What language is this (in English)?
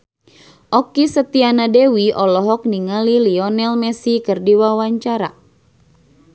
Sundanese